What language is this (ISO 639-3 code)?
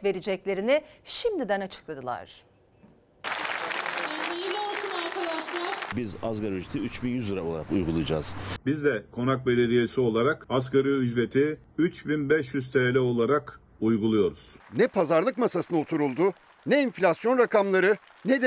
tur